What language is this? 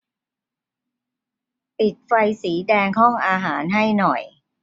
Thai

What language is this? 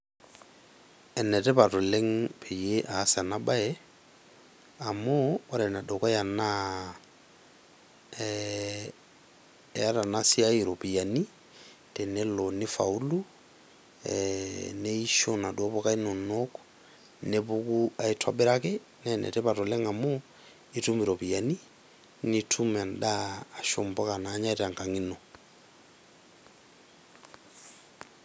Masai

